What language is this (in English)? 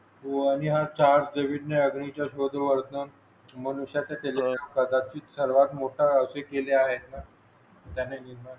Marathi